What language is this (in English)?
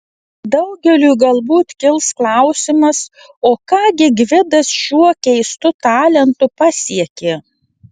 Lithuanian